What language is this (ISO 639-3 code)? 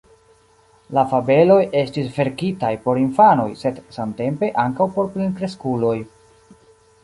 epo